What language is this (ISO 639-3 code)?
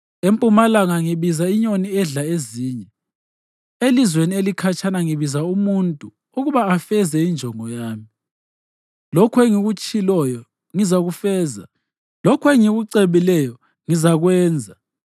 nde